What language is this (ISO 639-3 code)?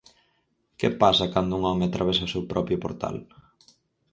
glg